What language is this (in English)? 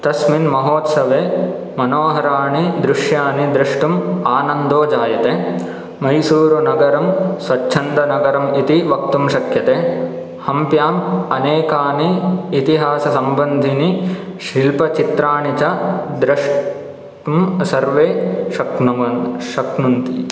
Sanskrit